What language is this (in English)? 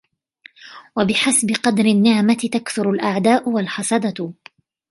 Arabic